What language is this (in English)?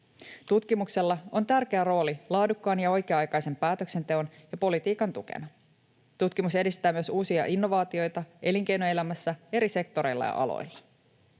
Finnish